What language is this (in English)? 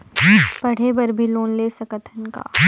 Chhattisgarhi